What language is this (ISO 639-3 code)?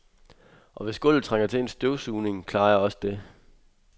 dan